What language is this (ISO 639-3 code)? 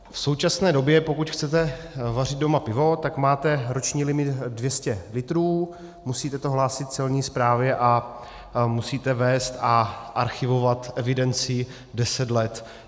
ces